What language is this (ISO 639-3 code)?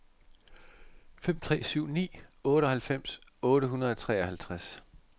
dan